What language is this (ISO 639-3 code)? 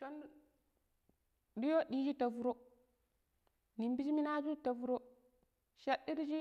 pip